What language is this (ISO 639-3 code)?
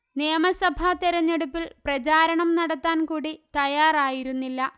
mal